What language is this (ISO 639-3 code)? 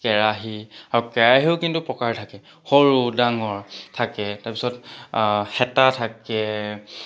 asm